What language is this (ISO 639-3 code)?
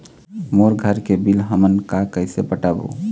hne